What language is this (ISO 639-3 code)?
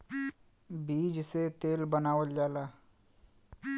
bho